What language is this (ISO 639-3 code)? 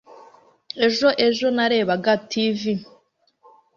kin